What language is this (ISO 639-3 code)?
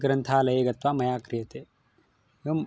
san